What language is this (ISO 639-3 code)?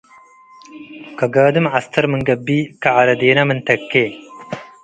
tig